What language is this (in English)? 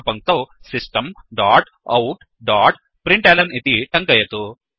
Sanskrit